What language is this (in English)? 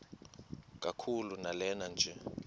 Xhosa